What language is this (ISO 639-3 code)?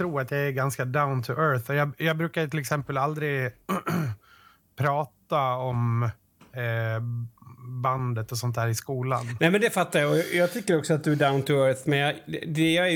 swe